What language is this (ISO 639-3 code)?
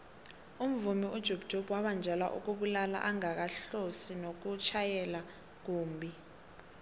nbl